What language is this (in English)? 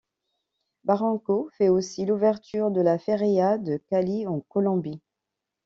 French